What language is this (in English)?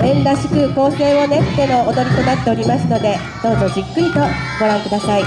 Japanese